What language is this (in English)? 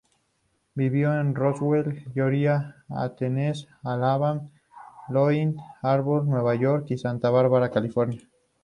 Spanish